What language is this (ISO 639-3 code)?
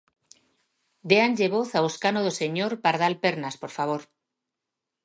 glg